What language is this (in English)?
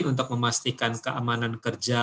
Indonesian